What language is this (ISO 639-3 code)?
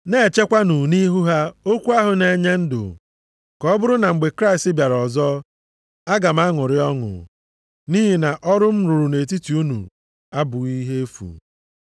ibo